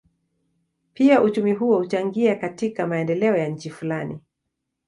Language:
Swahili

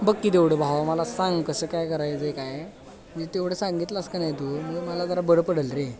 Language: Marathi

